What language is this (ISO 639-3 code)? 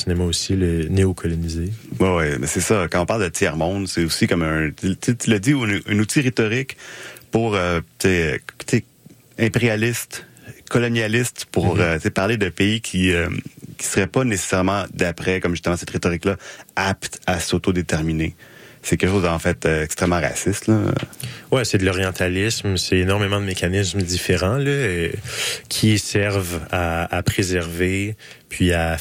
fra